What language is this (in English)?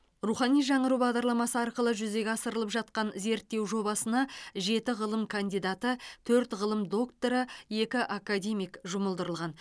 Kazakh